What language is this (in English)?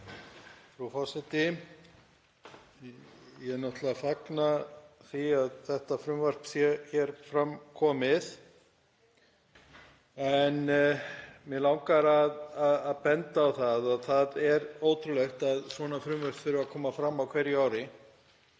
Icelandic